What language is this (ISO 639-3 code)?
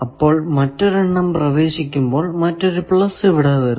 mal